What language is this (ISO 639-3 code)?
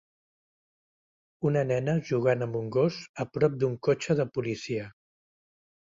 cat